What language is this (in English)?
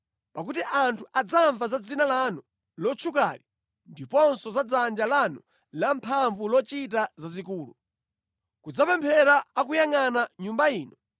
Nyanja